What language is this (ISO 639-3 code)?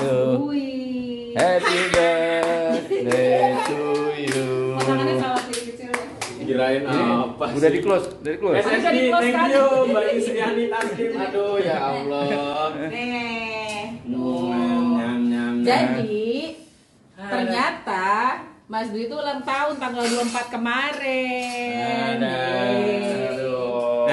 ind